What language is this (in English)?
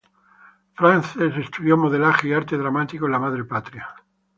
Spanish